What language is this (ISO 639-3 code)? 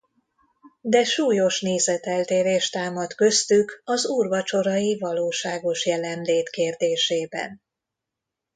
hun